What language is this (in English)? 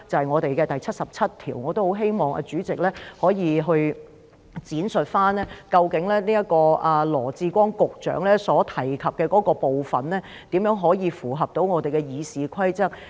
Cantonese